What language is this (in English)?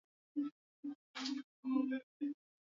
Swahili